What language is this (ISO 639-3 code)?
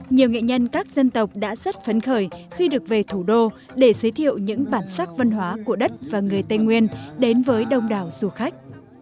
vie